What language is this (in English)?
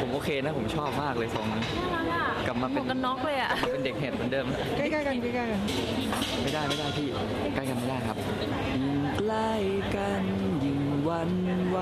Thai